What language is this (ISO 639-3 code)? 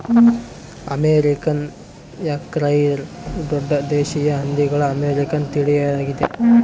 kan